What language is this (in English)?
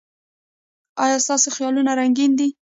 Pashto